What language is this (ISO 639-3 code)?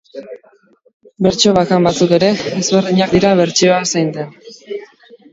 eus